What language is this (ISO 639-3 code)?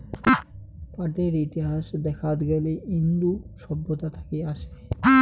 ben